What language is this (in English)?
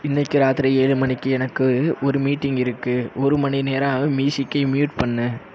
Tamil